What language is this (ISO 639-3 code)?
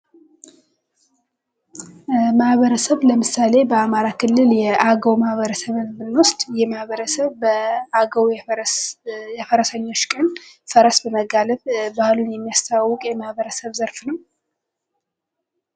amh